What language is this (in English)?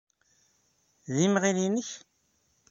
Kabyle